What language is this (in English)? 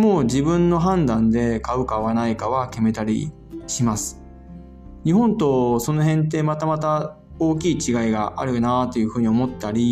Japanese